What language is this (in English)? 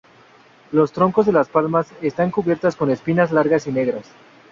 Spanish